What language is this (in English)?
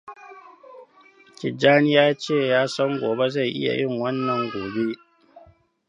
Hausa